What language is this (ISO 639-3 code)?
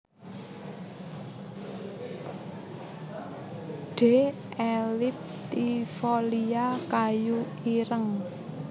jav